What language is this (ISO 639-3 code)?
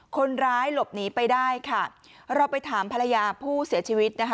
tha